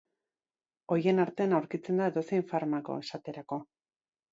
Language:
Basque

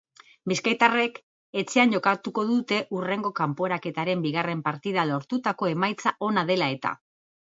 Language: Basque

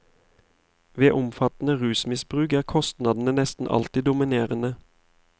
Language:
Norwegian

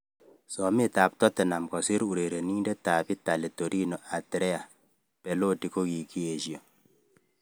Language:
Kalenjin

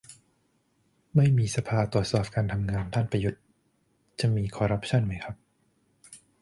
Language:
Thai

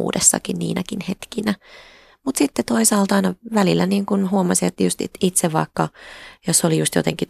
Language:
Finnish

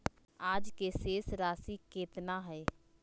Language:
Magahi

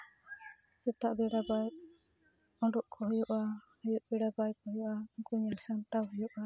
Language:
Santali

